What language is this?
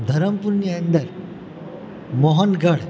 Gujarati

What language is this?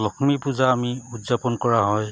Assamese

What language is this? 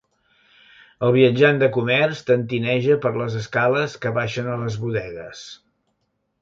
Catalan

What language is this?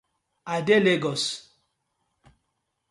Nigerian Pidgin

